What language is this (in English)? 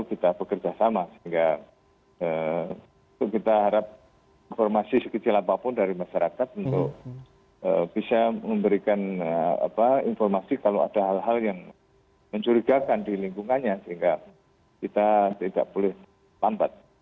Indonesian